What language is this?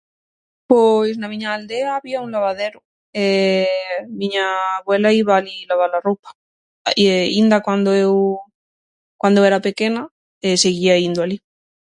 Galician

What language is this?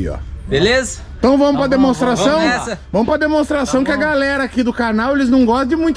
Portuguese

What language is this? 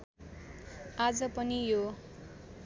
Nepali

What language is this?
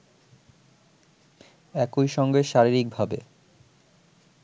Bangla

